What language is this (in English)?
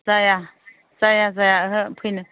Bodo